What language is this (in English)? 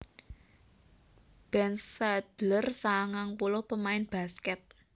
Javanese